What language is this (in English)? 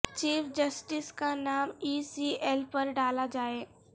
Urdu